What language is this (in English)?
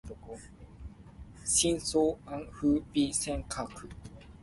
Min Nan Chinese